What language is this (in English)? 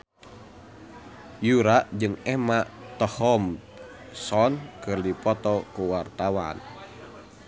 Sundanese